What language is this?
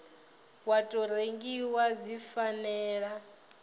Venda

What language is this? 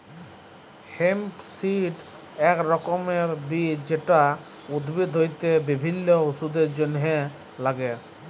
Bangla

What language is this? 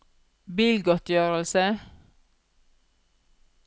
Norwegian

